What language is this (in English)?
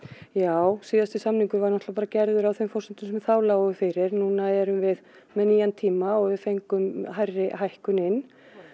Icelandic